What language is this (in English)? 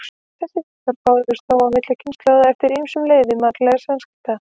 Icelandic